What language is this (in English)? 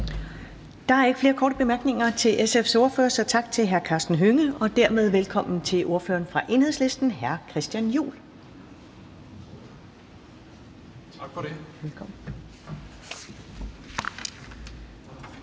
Danish